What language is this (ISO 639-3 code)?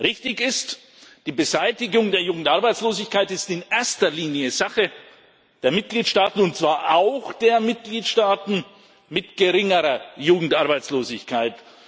deu